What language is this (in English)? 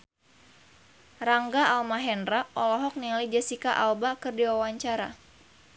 Sundanese